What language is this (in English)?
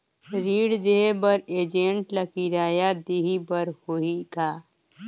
Chhattisgarhi